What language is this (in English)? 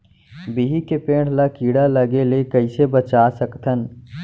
Chhattisgarhi